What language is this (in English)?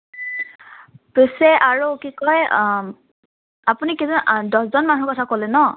Assamese